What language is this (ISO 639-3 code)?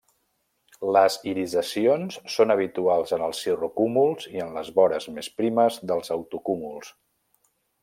cat